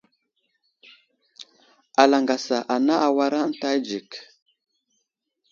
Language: Wuzlam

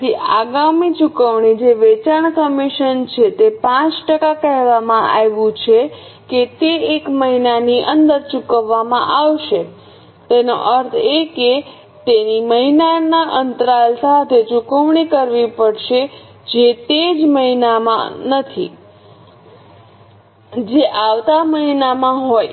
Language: Gujarati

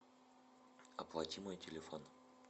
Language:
Russian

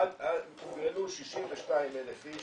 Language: Hebrew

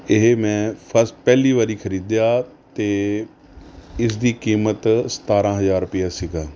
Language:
Punjabi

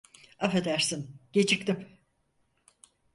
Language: Turkish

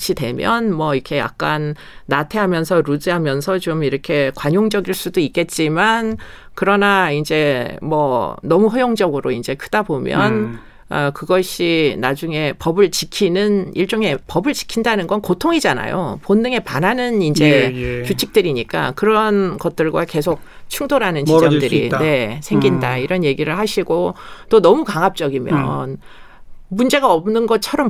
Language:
Korean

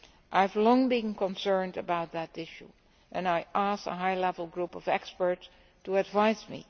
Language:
English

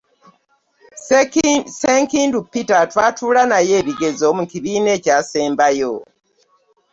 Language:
Ganda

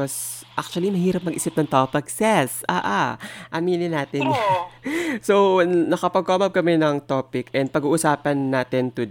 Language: Filipino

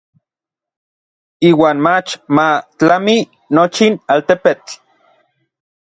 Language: Orizaba Nahuatl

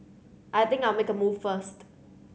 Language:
English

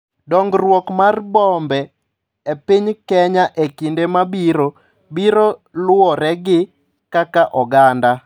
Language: Luo (Kenya and Tanzania)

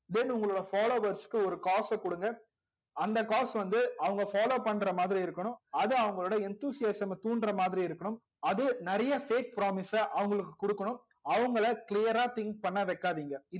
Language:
Tamil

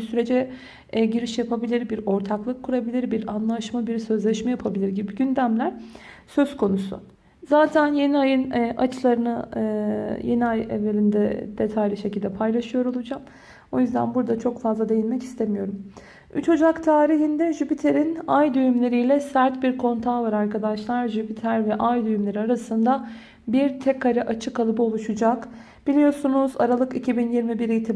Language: Turkish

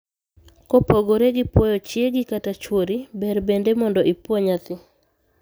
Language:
Luo (Kenya and Tanzania)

